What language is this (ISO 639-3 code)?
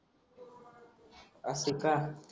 mar